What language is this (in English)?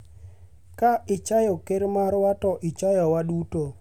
Luo (Kenya and Tanzania)